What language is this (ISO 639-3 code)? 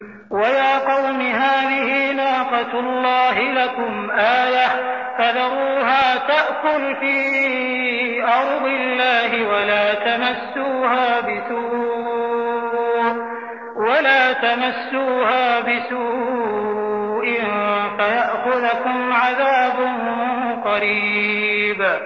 ara